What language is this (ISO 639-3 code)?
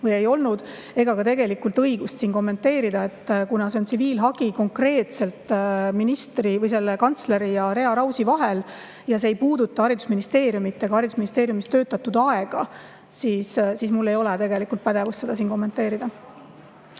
est